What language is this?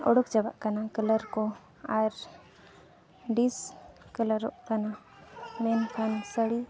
Santali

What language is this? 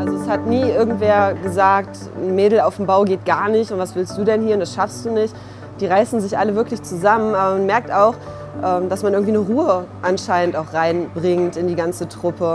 German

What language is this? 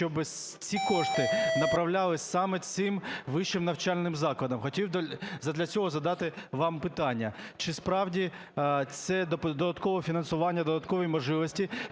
Ukrainian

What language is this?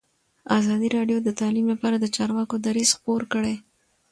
Pashto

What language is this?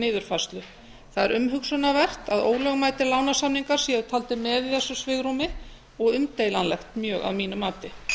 Icelandic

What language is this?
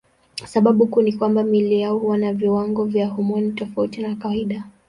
Swahili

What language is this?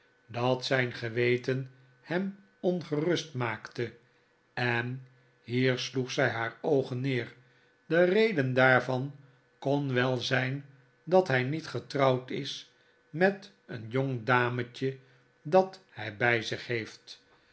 Dutch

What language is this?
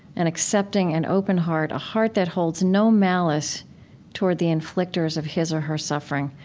English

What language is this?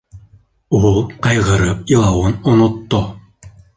Bashkir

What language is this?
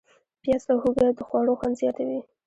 Pashto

